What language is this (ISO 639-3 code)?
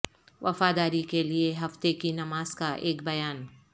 urd